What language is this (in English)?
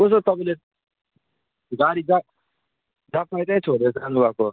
Nepali